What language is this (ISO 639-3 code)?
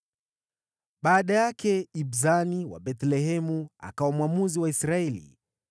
swa